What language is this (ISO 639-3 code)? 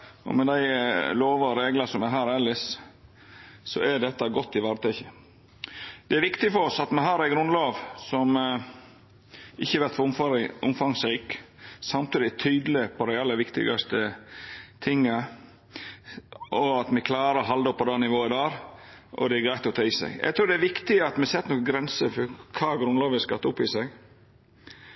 nno